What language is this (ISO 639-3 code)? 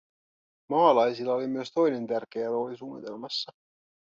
fin